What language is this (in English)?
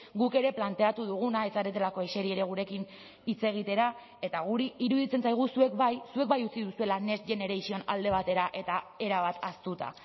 Basque